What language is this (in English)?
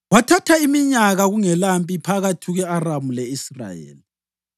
North Ndebele